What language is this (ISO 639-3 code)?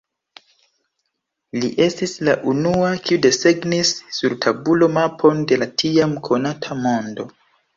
epo